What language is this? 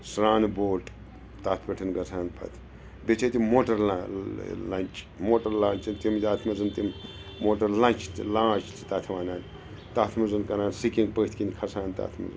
Kashmiri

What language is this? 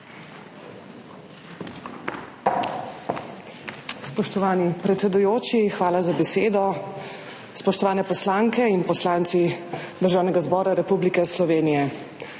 Slovenian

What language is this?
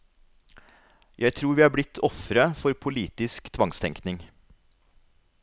Norwegian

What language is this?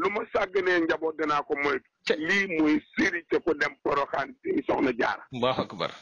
Arabic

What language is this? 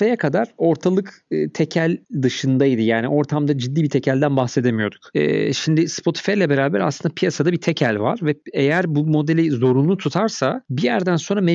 Turkish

